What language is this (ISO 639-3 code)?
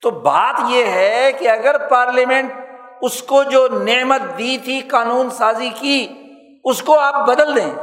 urd